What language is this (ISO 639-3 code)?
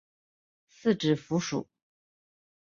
zho